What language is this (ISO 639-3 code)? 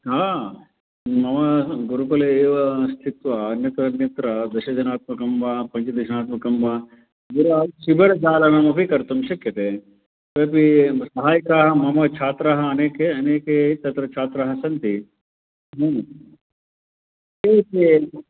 san